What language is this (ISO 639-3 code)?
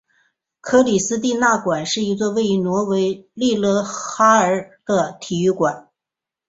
zho